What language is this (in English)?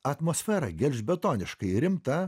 Lithuanian